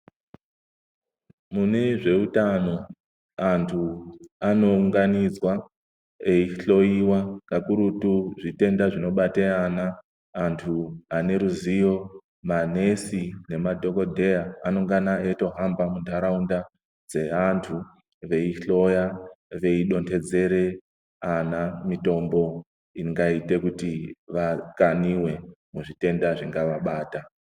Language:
Ndau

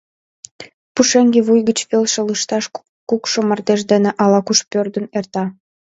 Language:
Mari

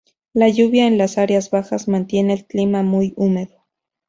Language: Spanish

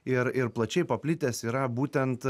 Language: Lithuanian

